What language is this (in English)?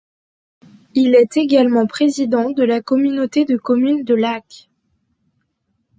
French